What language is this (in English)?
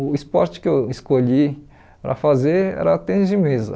Portuguese